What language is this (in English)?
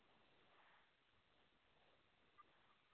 Maithili